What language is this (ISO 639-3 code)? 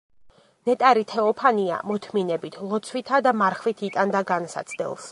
kat